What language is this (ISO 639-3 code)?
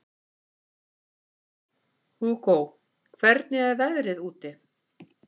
isl